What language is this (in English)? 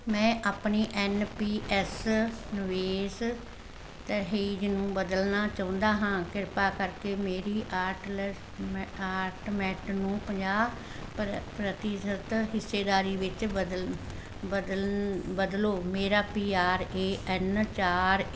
Punjabi